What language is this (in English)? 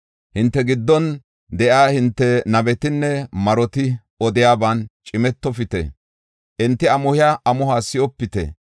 Gofa